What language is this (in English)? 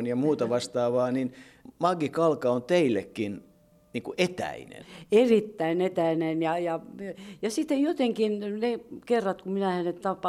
Finnish